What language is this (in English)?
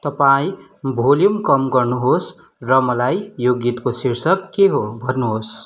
Nepali